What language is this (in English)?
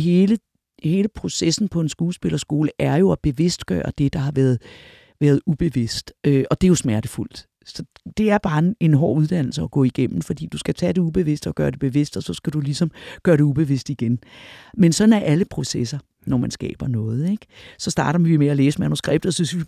Danish